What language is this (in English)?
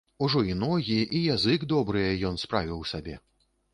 Belarusian